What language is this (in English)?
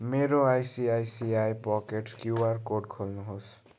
Nepali